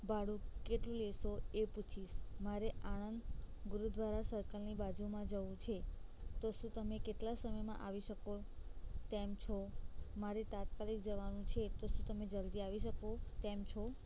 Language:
Gujarati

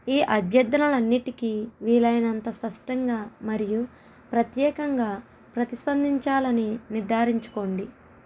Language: Telugu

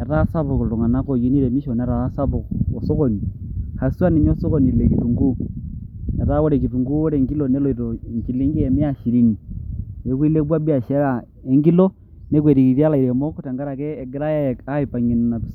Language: Masai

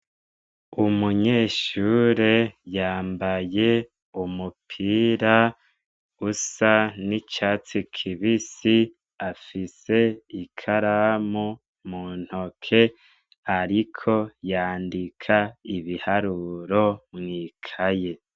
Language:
Rundi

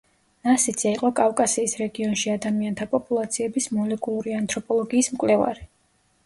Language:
Georgian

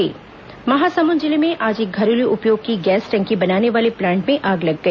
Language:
Hindi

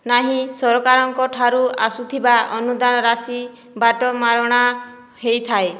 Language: Odia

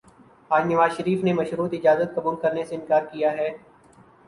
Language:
Urdu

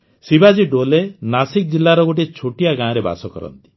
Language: Odia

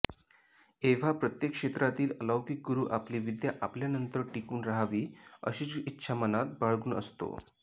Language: Marathi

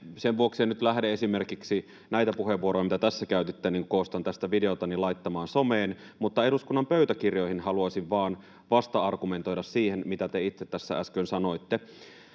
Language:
Finnish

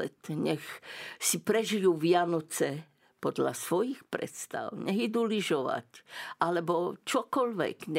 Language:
Slovak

